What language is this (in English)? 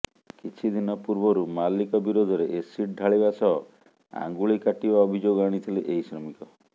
Odia